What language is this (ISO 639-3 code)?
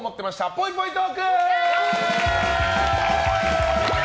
jpn